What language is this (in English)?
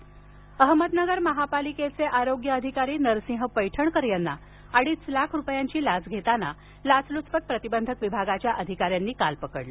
Marathi